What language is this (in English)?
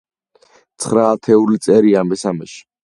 Georgian